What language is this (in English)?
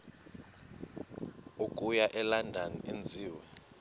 Xhosa